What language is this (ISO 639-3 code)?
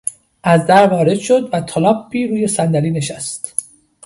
fas